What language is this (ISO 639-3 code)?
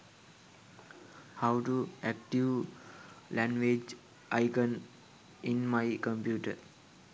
sin